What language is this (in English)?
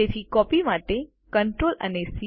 Gujarati